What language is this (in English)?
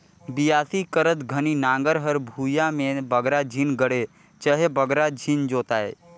Chhattisgarhi